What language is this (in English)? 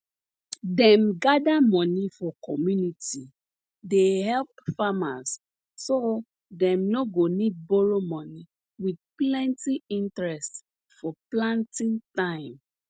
Nigerian Pidgin